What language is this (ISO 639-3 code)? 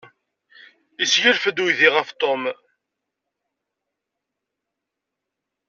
kab